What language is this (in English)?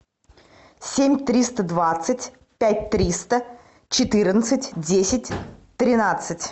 Russian